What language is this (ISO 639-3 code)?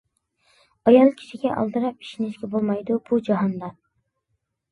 uig